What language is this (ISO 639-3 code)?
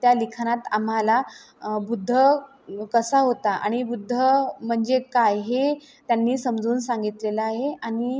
mar